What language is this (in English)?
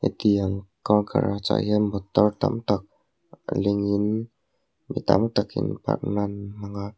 Mizo